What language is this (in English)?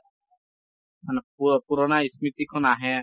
Assamese